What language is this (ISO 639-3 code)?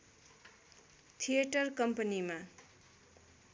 nep